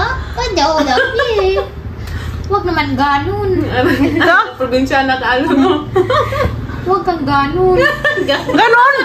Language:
Indonesian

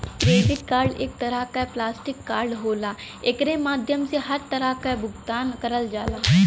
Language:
Bhojpuri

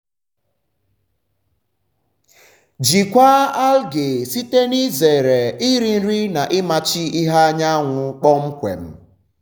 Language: Igbo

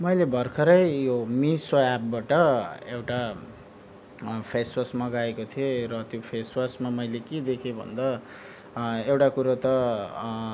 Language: Nepali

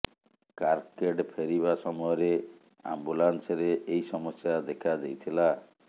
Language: Odia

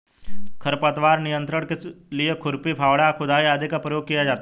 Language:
Hindi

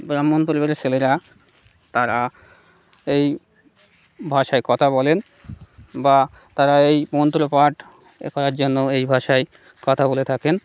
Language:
Bangla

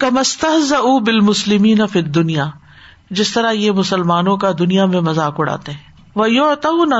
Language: Urdu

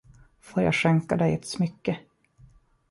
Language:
Swedish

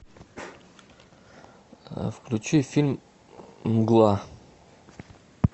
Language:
Russian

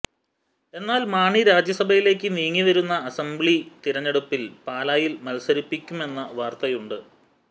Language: Malayalam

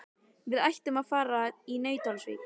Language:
Icelandic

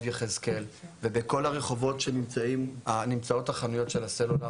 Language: Hebrew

